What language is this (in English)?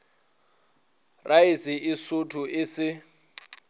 Northern Sotho